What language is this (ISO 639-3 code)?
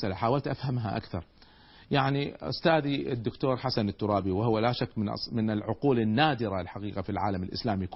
ara